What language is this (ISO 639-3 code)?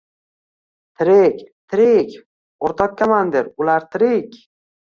uzb